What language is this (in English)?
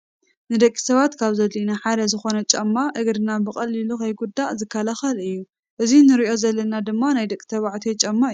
Tigrinya